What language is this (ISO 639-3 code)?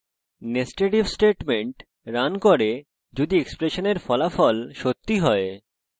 ben